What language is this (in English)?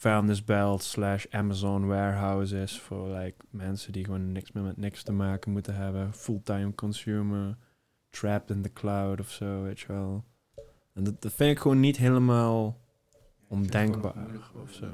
Dutch